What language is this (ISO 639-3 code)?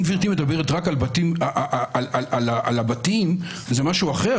heb